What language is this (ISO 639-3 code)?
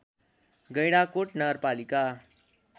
nep